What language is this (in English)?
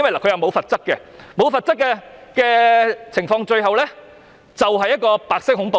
Cantonese